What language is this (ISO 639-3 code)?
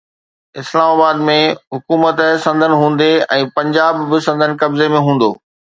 snd